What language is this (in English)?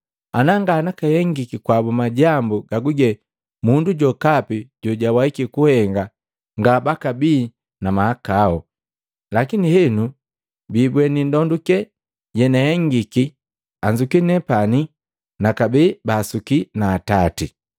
Matengo